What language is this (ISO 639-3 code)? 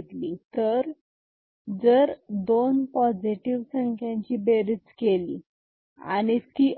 mar